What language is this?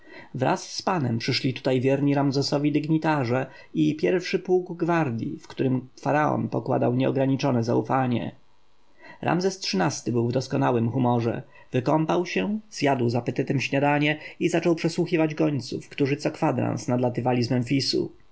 Polish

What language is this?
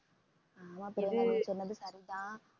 Tamil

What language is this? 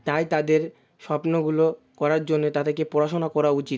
Bangla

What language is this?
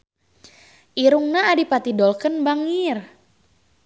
Sundanese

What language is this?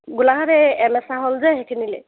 Assamese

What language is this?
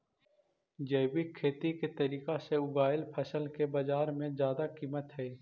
Magahi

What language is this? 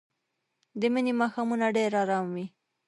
Pashto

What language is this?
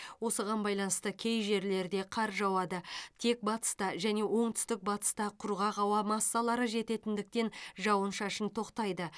Kazakh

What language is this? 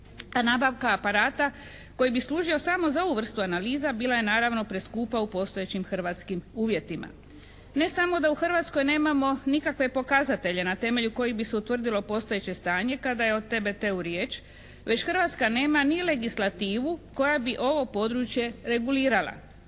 Croatian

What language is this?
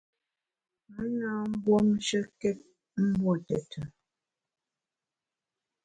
Bamun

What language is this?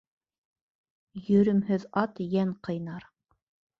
Bashkir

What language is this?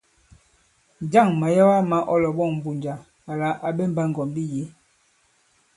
Bankon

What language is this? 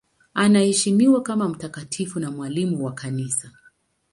Swahili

